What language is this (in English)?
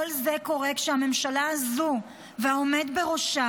Hebrew